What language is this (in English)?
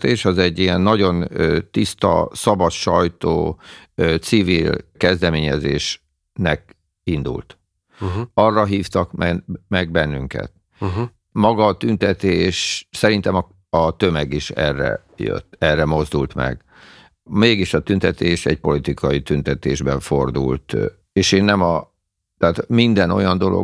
Hungarian